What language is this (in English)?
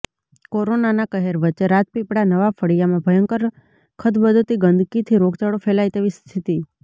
Gujarati